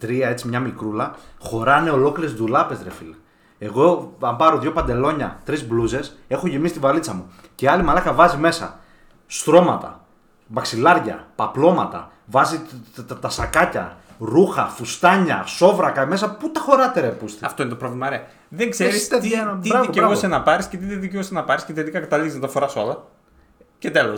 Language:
Greek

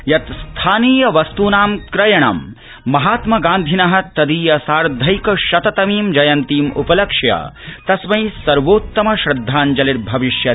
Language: Sanskrit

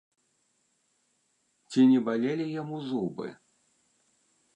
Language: Belarusian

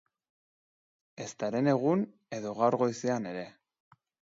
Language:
Basque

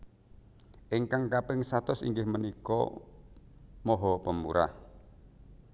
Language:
Javanese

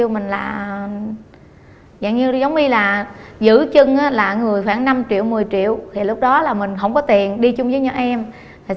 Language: Vietnamese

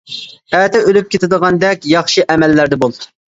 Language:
Uyghur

